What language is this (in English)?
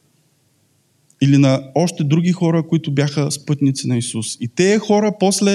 Bulgarian